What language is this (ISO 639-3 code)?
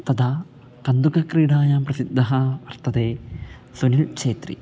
san